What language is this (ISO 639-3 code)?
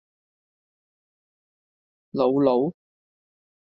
yue